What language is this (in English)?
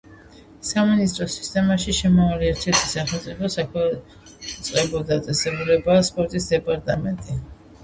Georgian